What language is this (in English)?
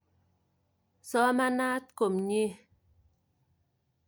Kalenjin